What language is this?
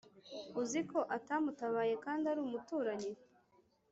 Kinyarwanda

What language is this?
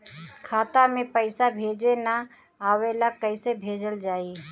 Bhojpuri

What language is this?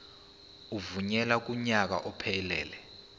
Zulu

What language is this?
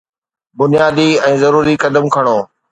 Sindhi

